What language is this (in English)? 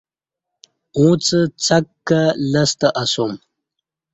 Kati